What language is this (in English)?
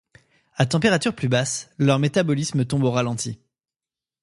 French